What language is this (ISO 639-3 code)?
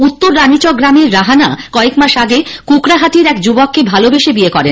ben